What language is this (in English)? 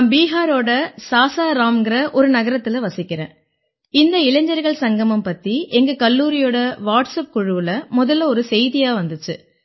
Tamil